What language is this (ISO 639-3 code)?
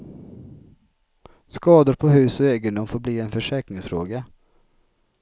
swe